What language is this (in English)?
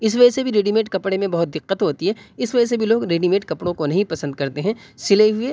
Urdu